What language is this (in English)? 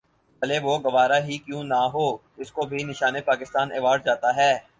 Urdu